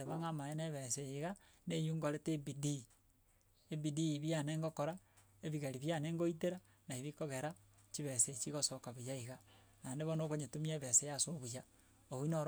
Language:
Gusii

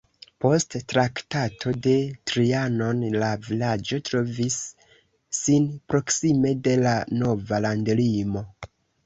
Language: Esperanto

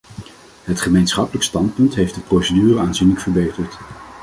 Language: Dutch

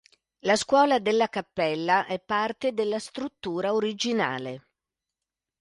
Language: Italian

